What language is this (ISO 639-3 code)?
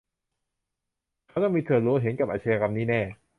tha